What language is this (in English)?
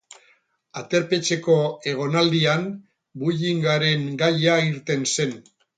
Basque